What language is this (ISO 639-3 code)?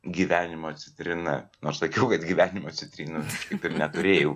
lit